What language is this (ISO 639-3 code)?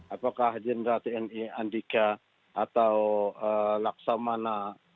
ind